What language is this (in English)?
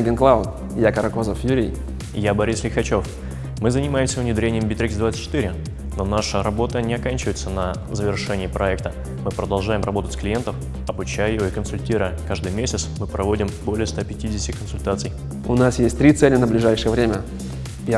Russian